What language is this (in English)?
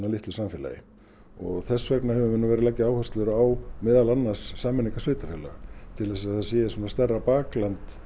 Icelandic